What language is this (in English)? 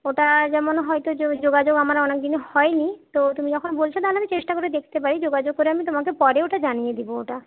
Bangla